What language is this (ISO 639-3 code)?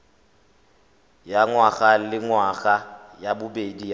tsn